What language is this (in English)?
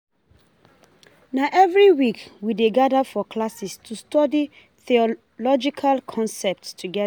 Nigerian Pidgin